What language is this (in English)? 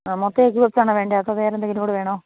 Malayalam